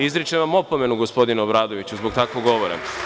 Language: Serbian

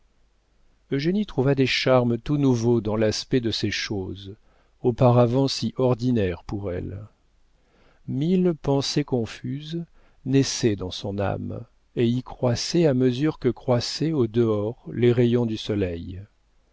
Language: French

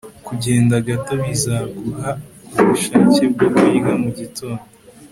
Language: Kinyarwanda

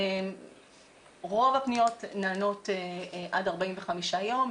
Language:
Hebrew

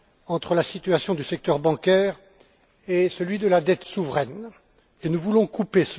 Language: French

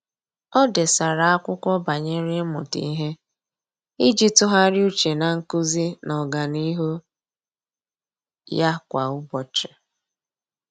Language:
Igbo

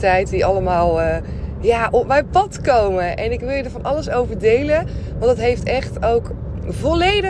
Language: Dutch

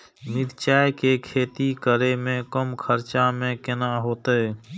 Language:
Maithili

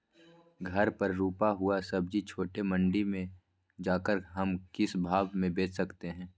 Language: Magahi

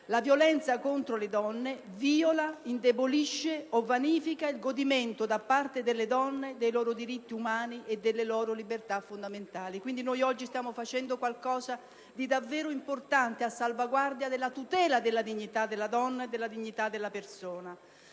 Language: Italian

